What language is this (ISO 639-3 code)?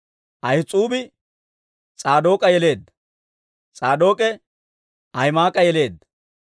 dwr